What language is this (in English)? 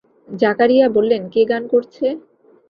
Bangla